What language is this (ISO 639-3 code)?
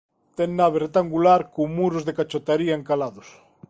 glg